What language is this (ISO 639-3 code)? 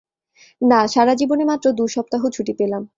ben